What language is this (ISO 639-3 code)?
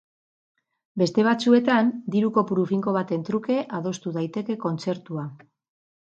eus